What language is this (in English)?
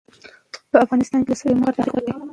Pashto